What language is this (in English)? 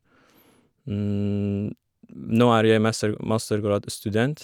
Norwegian